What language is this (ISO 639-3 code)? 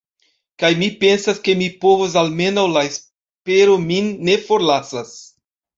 epo